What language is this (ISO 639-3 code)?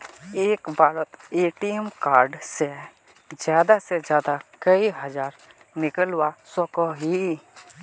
mag